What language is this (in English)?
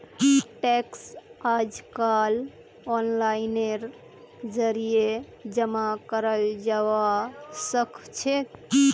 Magahi